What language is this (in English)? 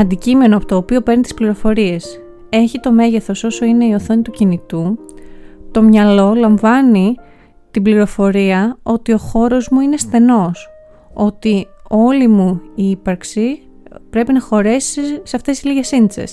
Greek